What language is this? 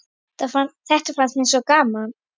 Icelandic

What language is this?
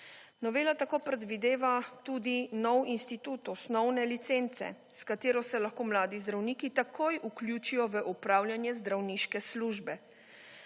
Slovenian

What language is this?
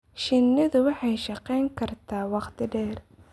Somali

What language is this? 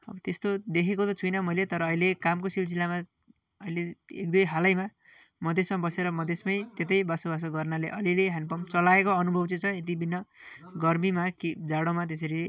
Nepali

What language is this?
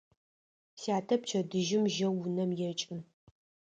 Adyghe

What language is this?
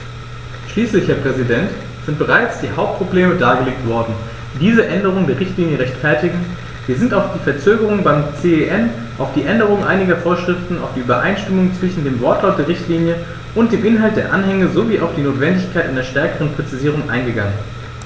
German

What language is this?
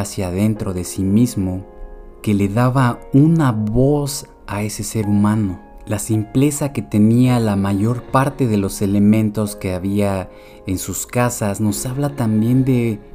Spanish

